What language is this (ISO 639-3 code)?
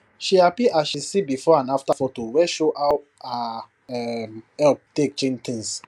pcm